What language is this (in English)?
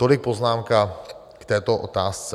Czech